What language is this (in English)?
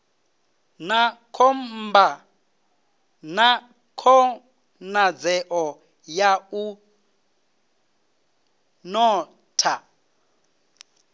Venda